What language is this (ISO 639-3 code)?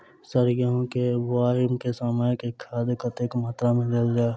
mai